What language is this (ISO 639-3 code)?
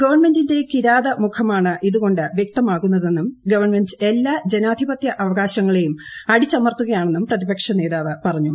mal